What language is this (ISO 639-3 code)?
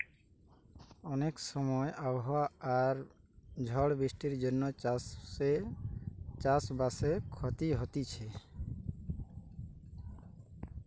ben